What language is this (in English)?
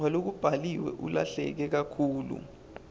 Swati